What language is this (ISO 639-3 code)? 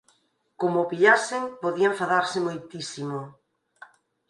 glg